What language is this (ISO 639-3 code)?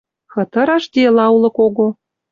mrj